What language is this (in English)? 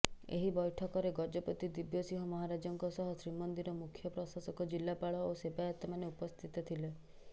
Odia